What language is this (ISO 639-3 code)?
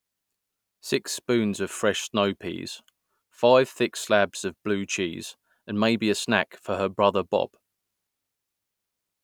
eng